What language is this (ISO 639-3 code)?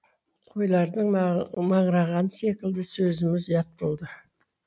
kaz